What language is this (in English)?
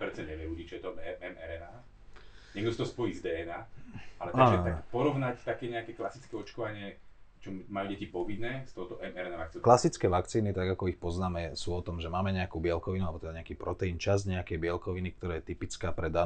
Slovak